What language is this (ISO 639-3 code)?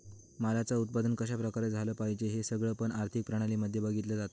mar